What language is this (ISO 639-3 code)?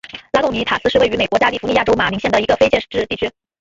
zho